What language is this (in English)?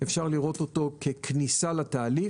Hebrew